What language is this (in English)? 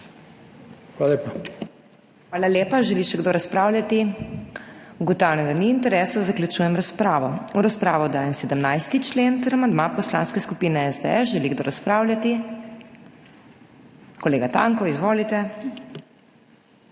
Slovenian